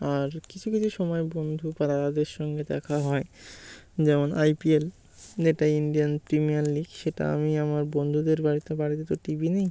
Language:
Bangla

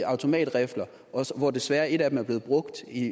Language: Danish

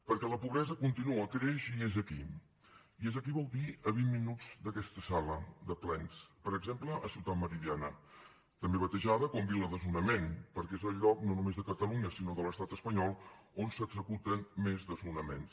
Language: Catalan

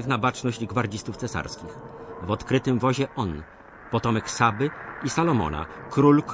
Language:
Polish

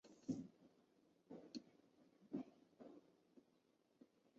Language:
Chinese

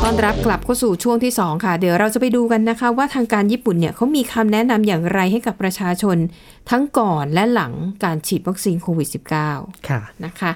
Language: Thai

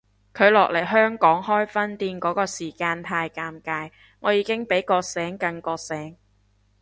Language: Cantonese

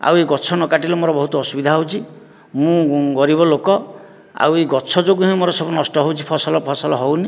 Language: Odia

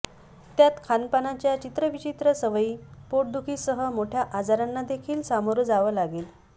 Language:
Marathi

